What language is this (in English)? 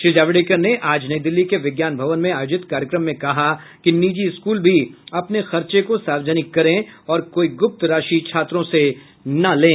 Hindi